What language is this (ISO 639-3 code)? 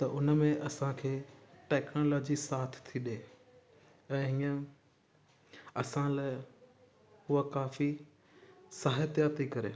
snd